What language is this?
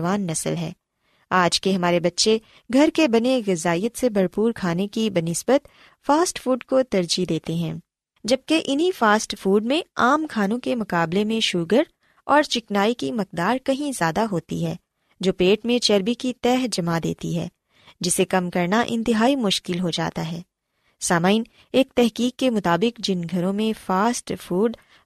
Urdu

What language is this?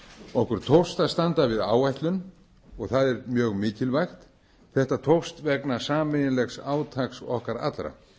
Icelandic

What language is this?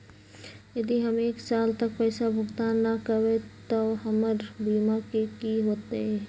Magahi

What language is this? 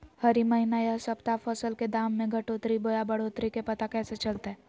Magahi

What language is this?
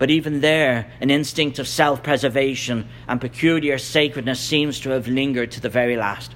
English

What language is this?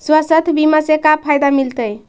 Magahi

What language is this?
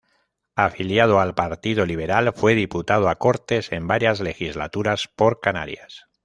Spanish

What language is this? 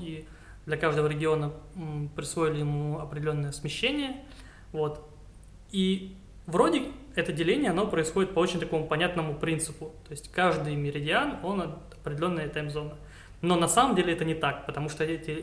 Russian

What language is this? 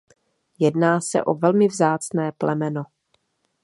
Czech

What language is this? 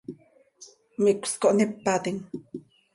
Seri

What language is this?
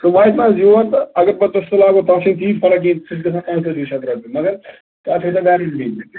Kashmiri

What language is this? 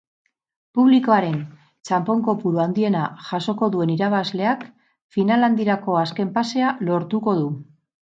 Basque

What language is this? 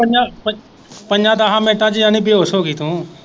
Punjabi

